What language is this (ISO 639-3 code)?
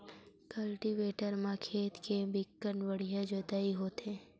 hne